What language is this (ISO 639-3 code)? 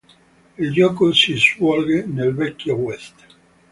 ita